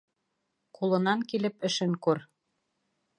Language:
Bashkir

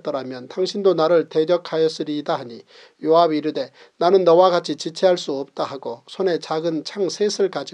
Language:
Korean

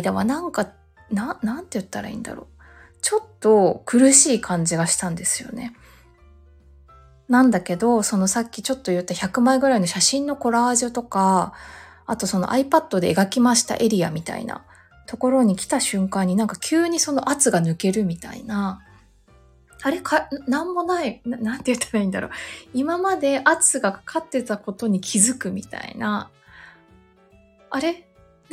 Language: Japanese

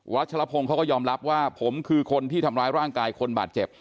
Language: Thai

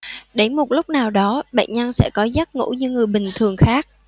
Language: Vietnamese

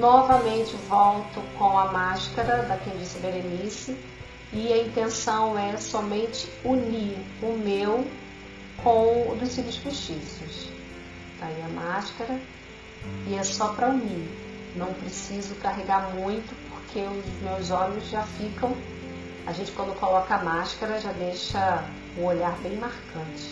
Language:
Portuguese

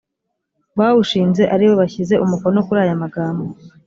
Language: Kinyarwanda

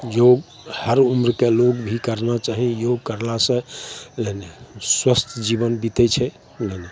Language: Maithili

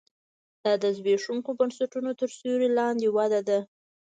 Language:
Pashto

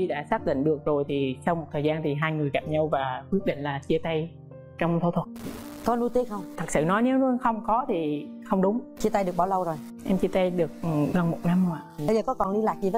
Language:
Vietnamese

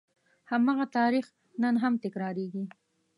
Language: Pashto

